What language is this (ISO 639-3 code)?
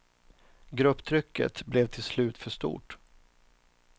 swe